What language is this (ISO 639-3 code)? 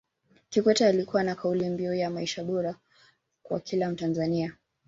swa